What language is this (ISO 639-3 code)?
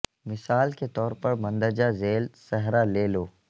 urd